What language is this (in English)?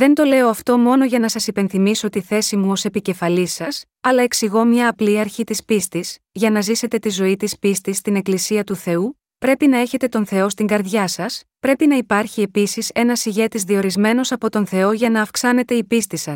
Greek